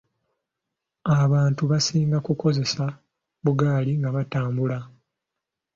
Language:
Ganda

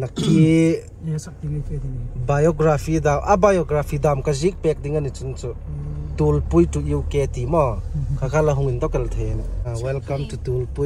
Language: Thai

